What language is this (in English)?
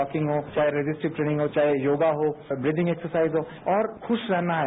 Hindi